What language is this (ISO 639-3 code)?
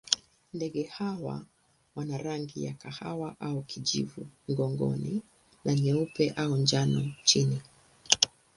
swa